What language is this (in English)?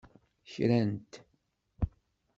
Kabyle